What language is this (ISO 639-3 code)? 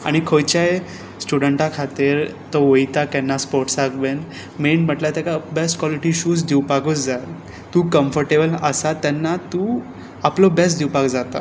kok